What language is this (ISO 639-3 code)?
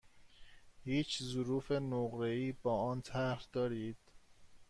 fas